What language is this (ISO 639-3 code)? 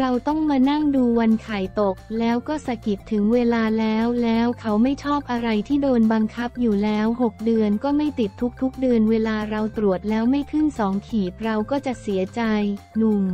tha